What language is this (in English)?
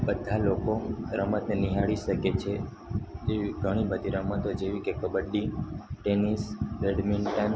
Gujarati